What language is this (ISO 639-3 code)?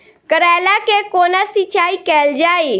mai